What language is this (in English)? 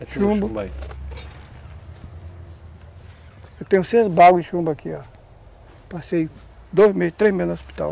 Portuguese